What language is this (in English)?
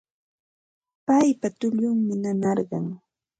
Ambo-Pasco Quechua